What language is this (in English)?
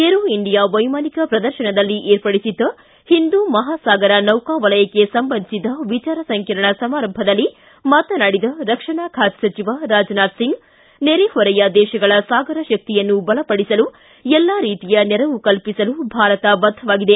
Kannada